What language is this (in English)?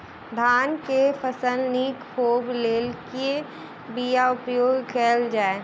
Maithili